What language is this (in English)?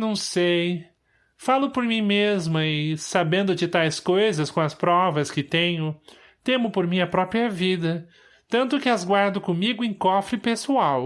Portuguese